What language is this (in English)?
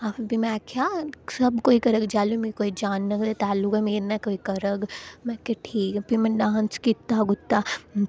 Dogri